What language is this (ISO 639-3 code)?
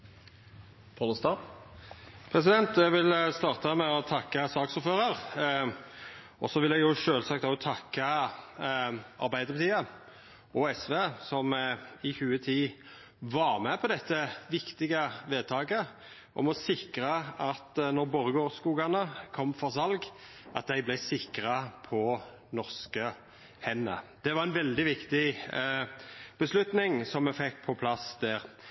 nno